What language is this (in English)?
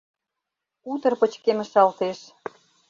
Mari